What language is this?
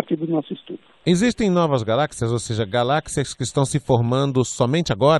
Portuguese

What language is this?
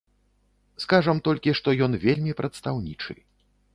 Belarusian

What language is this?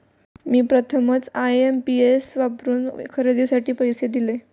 Marathi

